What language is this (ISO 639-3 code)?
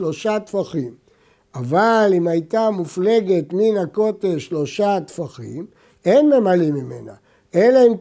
heb